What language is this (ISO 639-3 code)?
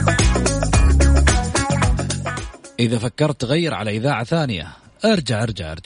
ara